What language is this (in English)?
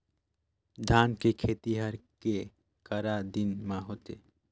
Chhattisgarhi